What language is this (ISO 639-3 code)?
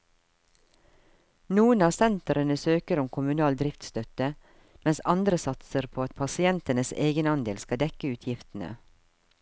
nor